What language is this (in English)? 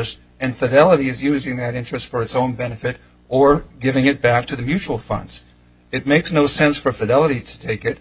English